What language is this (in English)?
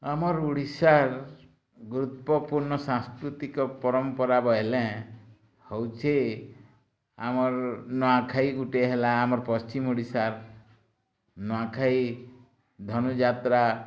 Odia